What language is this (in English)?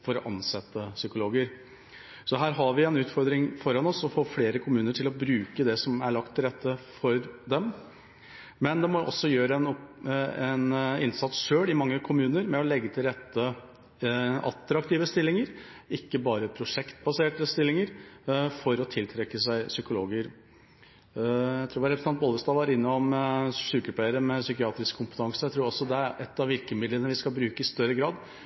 Norwegian Bokmål